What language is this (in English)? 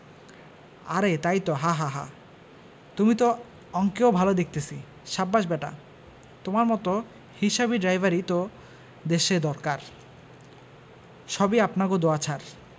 Bangla